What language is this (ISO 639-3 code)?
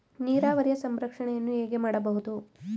kan